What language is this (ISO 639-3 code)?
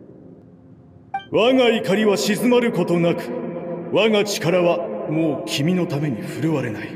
jpn